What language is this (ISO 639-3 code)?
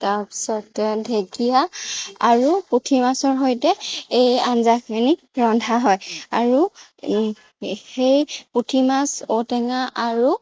asm